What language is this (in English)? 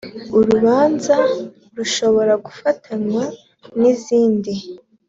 Kinyarwanda